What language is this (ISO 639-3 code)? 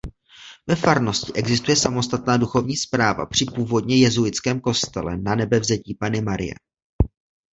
ces